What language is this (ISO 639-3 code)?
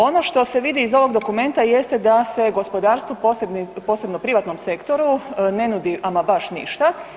hrv